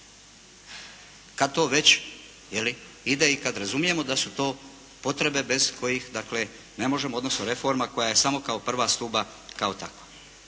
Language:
Croatian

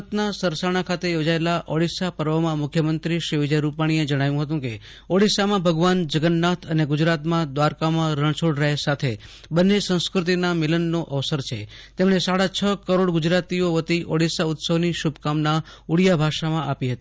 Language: Gujarati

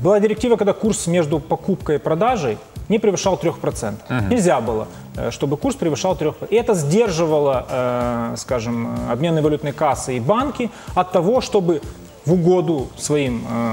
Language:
Russian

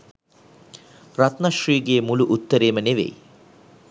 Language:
Sinhala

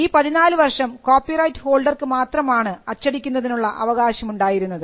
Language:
Malayalam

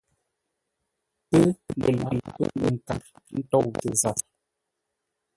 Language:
Ngombale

